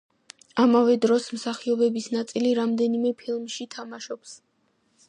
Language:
Georgian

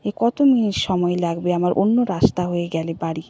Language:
Bangla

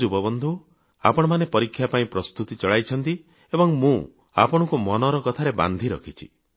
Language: Odia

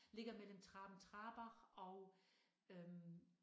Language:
Danish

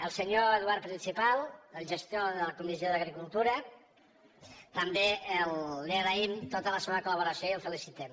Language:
Catalan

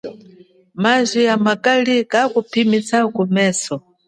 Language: Chokwe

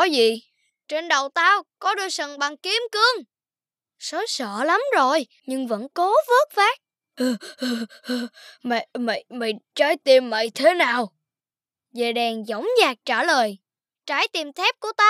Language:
Vietnamese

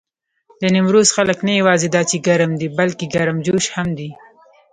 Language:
Pashto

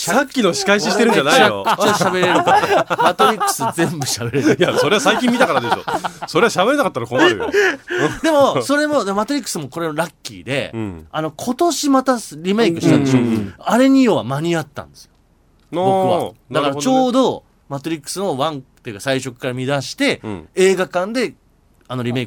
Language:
Japanese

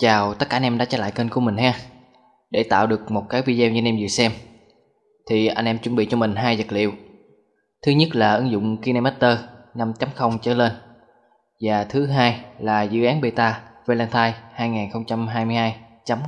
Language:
Vietnamese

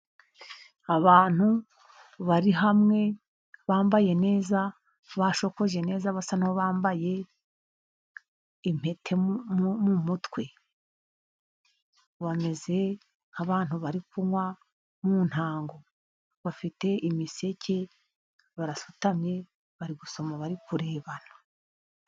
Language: Kinyarwanda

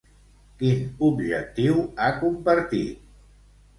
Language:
Catalan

